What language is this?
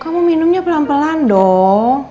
Indonesian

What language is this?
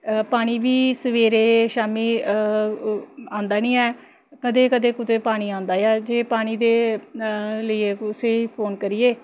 Dogri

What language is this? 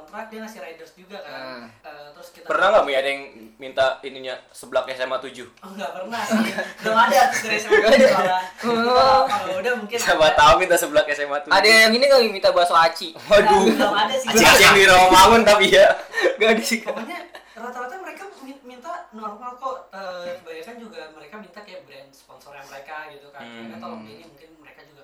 Indonesian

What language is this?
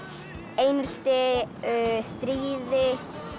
Icelandic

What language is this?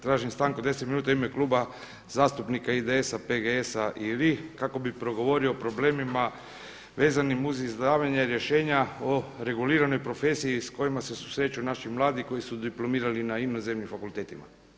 Croatian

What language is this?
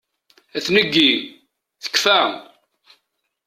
Kabyle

